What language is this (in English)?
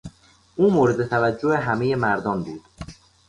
Persian